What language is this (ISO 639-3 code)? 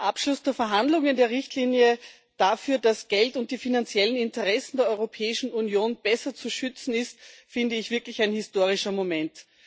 deu